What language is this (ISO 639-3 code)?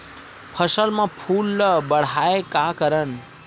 hne